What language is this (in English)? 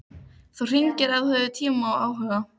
Icelandic